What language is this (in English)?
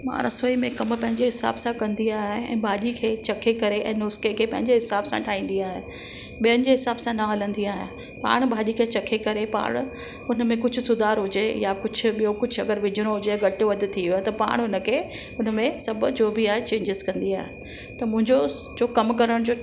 Sindhi